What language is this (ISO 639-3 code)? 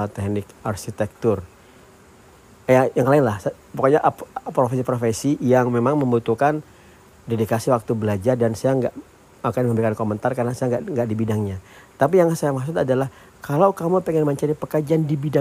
ind